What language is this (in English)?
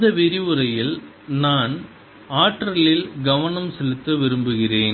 Tamil